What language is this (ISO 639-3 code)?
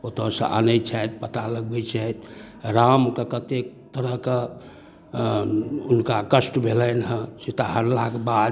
mai